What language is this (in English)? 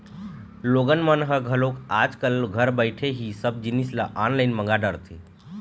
Chhattisgarhi